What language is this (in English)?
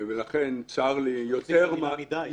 Hebrew